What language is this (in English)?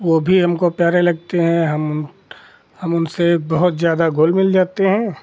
Hindi